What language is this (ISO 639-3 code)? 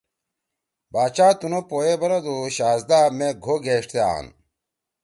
trw